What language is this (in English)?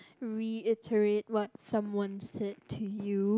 English